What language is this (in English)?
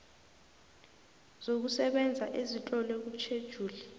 South Ndebele